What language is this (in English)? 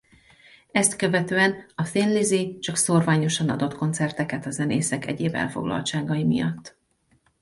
Hungarian